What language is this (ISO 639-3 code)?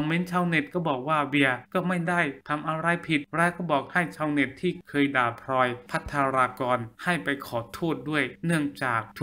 tha